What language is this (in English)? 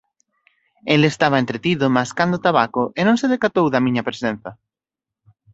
Galician